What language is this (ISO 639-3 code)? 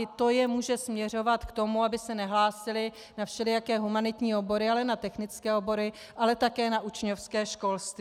ces